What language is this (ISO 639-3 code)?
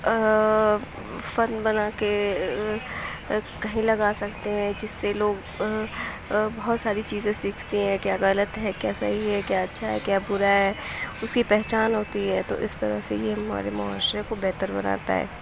urd